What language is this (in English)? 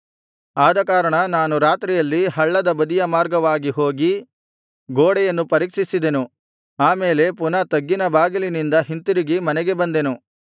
Kannada